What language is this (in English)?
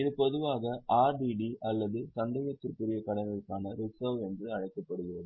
Tamil